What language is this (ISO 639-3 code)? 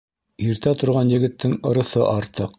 bak